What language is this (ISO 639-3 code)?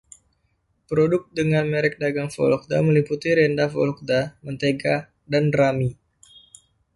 ind